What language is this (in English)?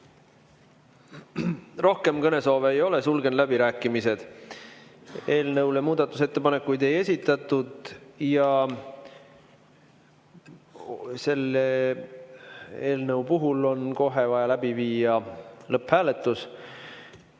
Estonian